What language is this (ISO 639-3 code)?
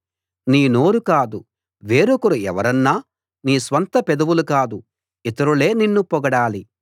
tel